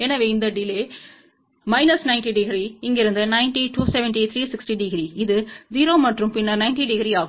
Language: Tamil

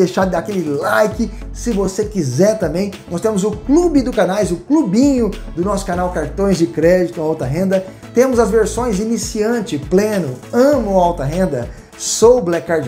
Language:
Portuguese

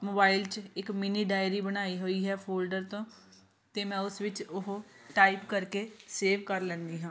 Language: Punjabi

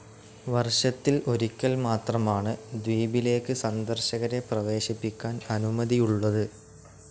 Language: Malayalam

